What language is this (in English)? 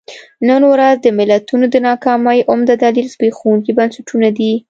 Pashto